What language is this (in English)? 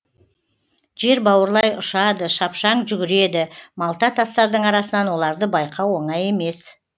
Kazakh